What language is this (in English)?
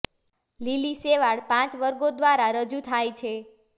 Gujarati